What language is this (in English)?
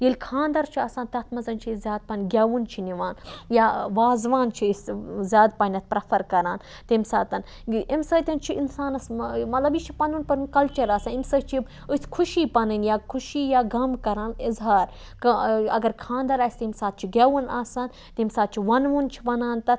Kashmiri